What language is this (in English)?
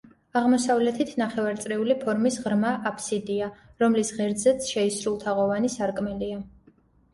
Georgian